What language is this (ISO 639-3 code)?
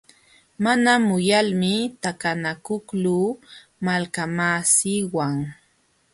qxw